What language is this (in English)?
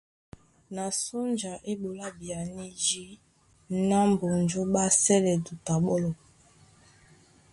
Duala